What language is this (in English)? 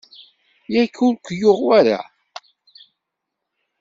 Kabyle